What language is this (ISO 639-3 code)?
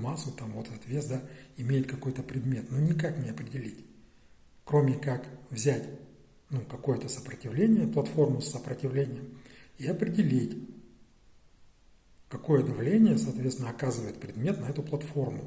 rus